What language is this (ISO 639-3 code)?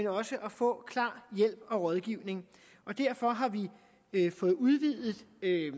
dan